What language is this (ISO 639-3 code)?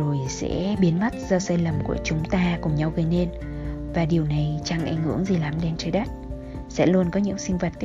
vie